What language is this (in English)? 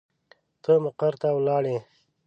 Pashto